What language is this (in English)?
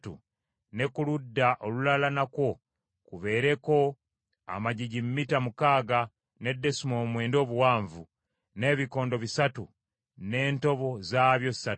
Ganda